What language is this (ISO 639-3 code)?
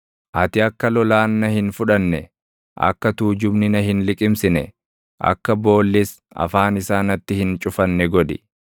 orm